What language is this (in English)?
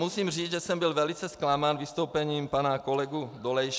Czech